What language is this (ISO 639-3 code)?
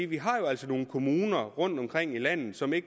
dan